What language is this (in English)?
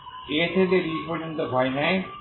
Bangla